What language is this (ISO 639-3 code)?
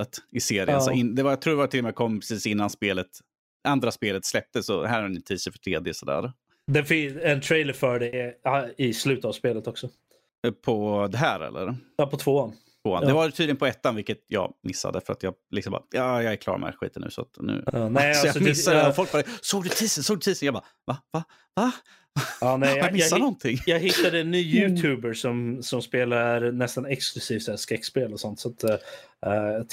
swe